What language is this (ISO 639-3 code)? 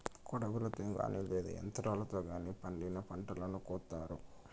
tel